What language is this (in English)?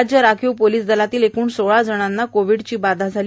Marathi